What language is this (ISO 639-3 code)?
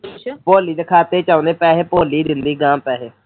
pan